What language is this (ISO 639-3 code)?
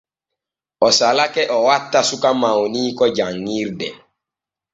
fue